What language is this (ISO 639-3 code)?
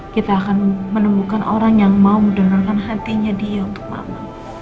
ind